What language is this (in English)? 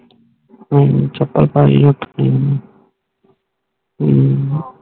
Punjabi